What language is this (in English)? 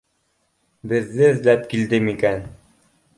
Bashkir